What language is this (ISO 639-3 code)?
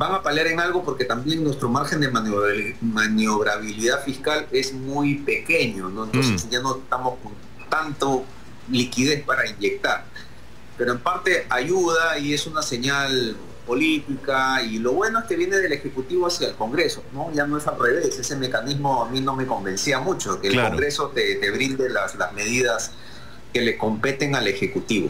spa